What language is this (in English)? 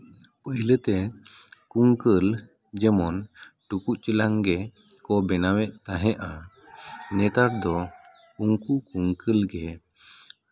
Santali